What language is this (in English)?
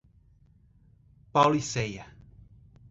Portuguese